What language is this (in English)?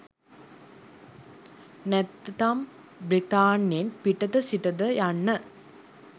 Sinhala